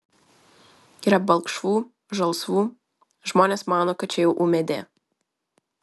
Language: Lithuanian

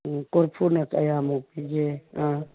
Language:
Manipuri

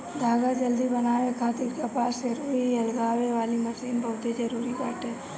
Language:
Bhojpuri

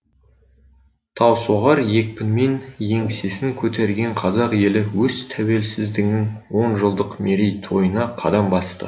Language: Kazakh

